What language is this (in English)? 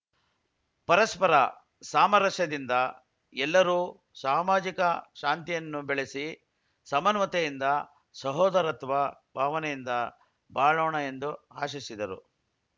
Kannada